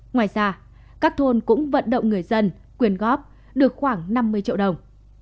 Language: Vietnamese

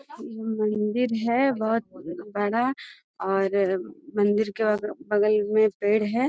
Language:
Magahi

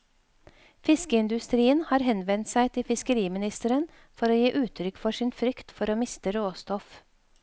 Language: Norwegian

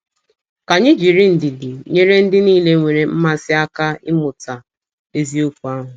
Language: Igbo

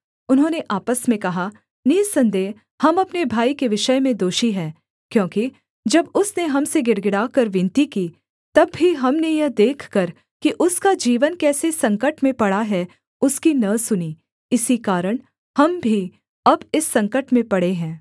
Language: Hindi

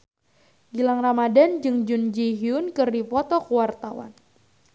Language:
Sundanese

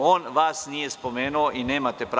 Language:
Serbian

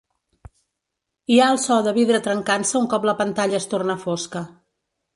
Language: Catalan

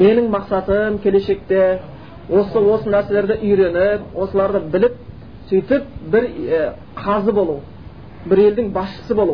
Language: Bulgarian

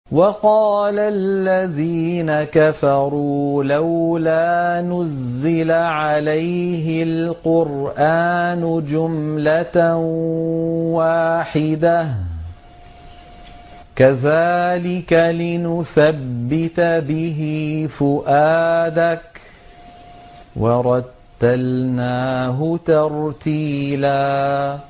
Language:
Arabic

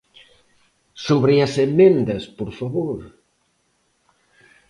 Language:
Galician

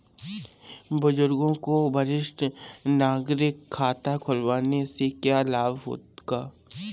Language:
Hindi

